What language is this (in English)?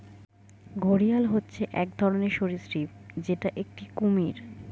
Bangla